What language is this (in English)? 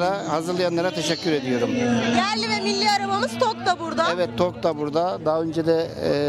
Turkish